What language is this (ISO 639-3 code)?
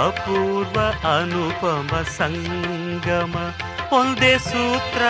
kan